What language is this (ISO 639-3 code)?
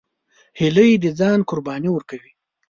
pus